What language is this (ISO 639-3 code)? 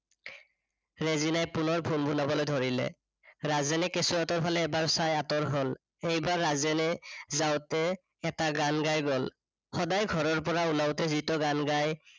asm